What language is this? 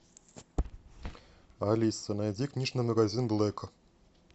Russian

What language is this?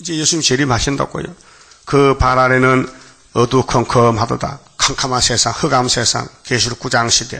Korean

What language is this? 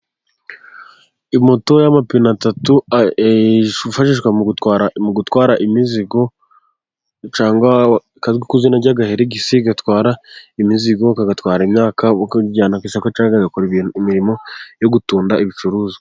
Kinyarwanda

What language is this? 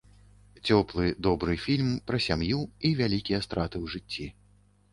Belarusian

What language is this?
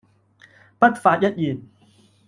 Cantonese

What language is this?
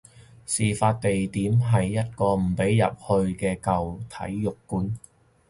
Cantonese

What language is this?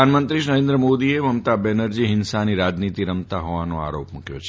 Gujarati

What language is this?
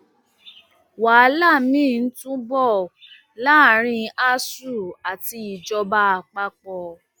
Yoruba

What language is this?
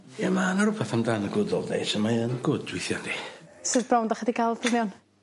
Welsh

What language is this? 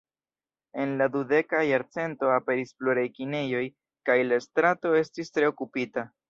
Esperanto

